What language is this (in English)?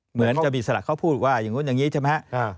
Thai